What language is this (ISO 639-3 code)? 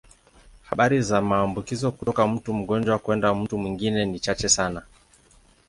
swa